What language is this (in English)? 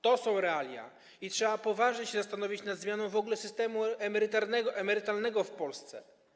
Polish